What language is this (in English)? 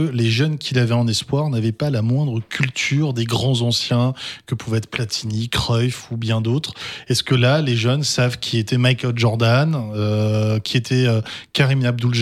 French